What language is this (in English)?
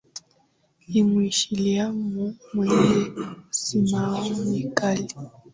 Swahili